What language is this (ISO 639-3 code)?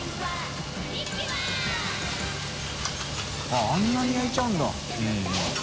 jpn